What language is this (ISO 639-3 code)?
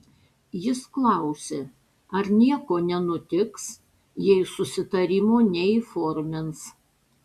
lit